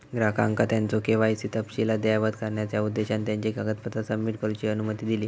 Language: Marathi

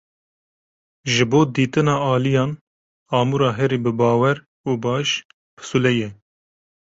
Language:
Kurdish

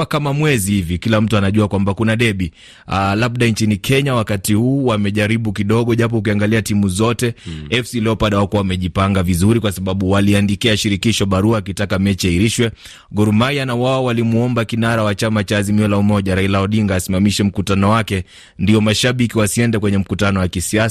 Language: Swahili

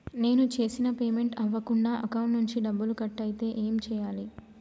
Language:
Telugu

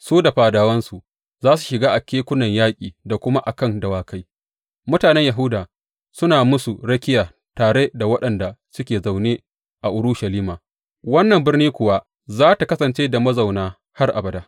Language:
Hausa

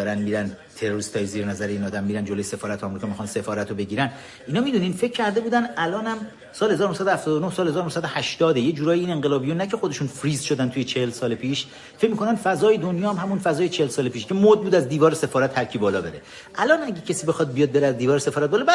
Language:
Persian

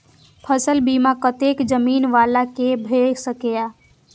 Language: Maithili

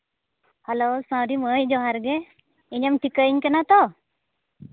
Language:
Santali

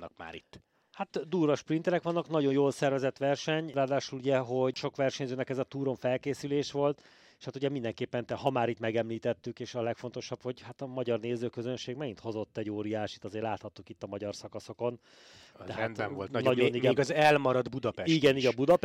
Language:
Hungarian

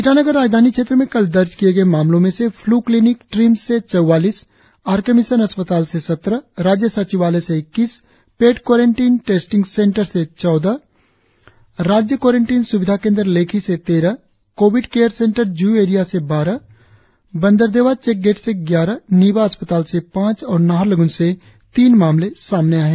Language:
Hindi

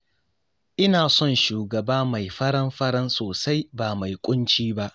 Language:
Hausa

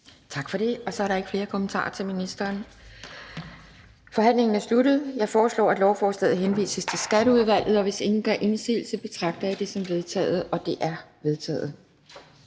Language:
Danish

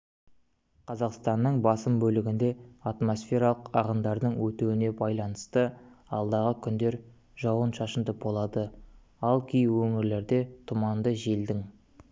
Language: Kazakh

